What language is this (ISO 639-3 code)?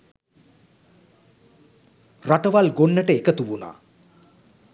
sin